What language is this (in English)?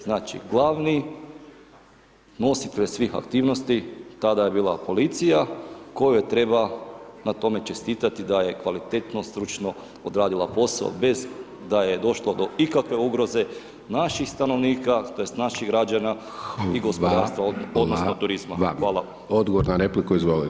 Croatian